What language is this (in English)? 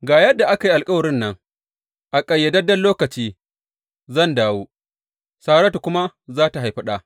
Hausa